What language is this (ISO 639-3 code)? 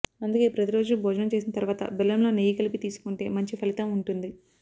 tel